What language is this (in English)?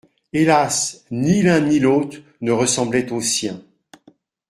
French